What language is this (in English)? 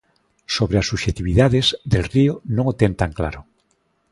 Galician